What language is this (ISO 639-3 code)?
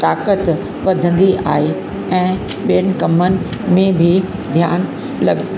snd